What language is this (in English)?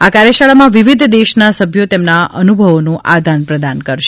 Gujarati